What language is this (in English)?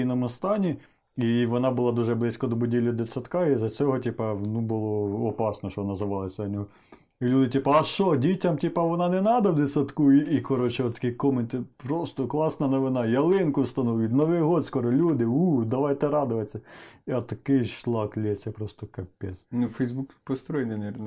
Ukrainian